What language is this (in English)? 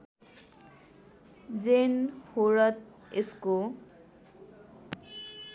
Nepali